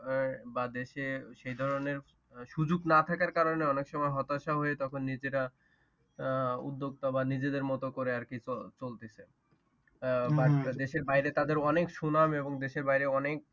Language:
Bangla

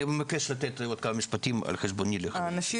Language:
Hebrew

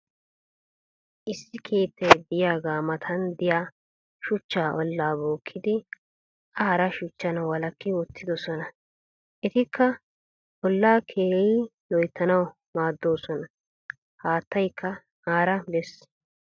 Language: Wolaytta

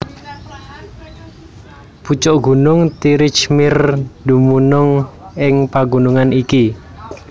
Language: Javanese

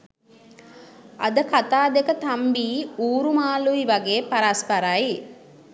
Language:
Sinhala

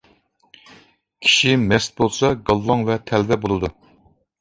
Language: Uyghur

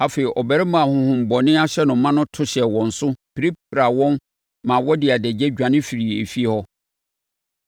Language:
Akan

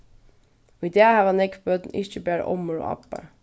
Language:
Faroese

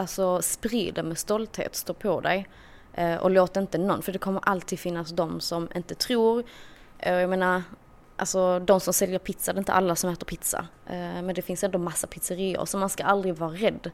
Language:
Swedish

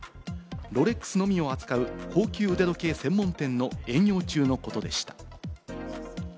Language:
Japanese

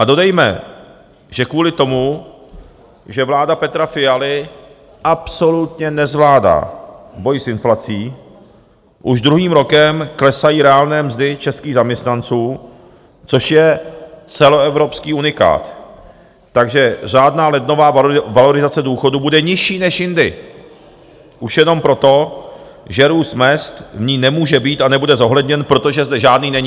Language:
Czech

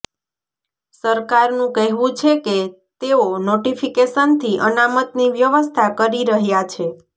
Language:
Gujarati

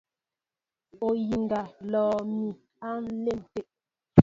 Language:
Mbo (Cameroon)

